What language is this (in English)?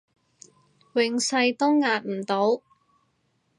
Cantonese